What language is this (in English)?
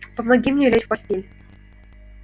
Russian